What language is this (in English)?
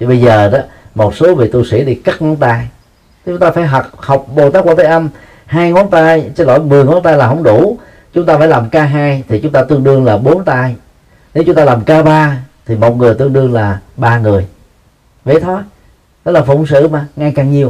Vietnamese